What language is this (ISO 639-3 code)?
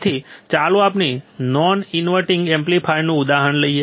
guj